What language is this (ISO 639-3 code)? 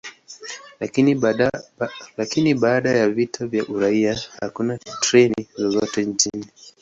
swa